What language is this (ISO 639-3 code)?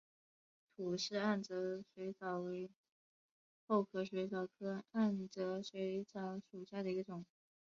zho